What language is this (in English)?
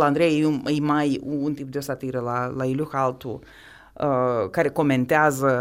Romanian